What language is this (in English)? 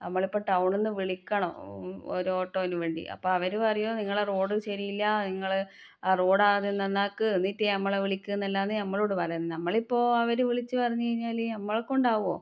Malayalam